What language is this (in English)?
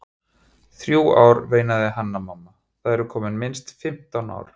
Icelandic